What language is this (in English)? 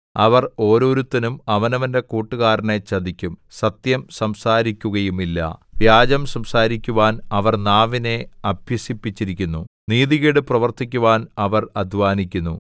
Malayalam